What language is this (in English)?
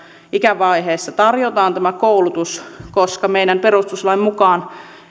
Finnish